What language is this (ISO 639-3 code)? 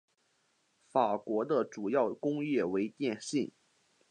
zho